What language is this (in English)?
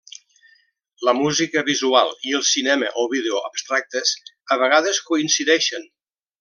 Catalan